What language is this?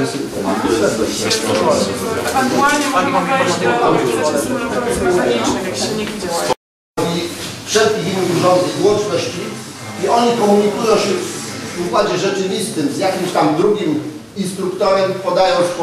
Polish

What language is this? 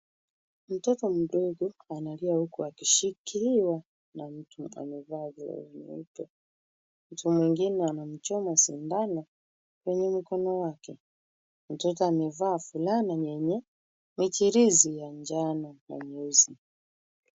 Swahili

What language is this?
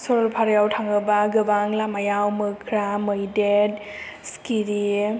Bodo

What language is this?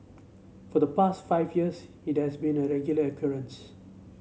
English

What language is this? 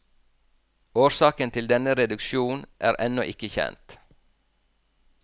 Norwegian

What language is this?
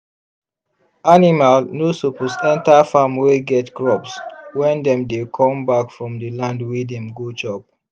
Nigerian Pidgin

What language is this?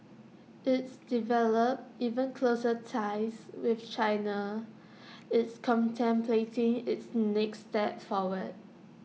English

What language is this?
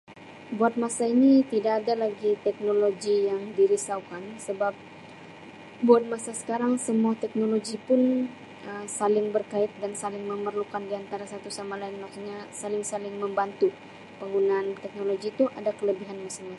Sabah Malay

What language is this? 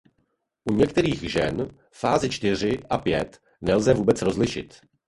Czech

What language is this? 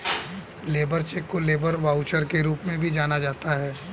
Hindi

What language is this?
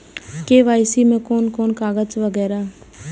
Maithili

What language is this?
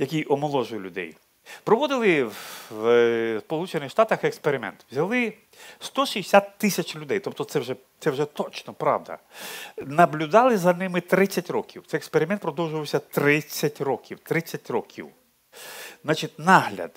Ukrainian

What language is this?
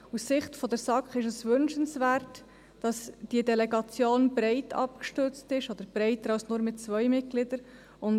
Swiss German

